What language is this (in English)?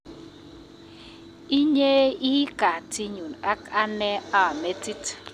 Kalenjin